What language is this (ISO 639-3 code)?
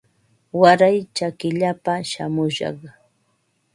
qva